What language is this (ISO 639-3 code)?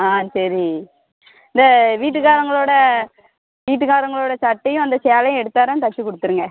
tam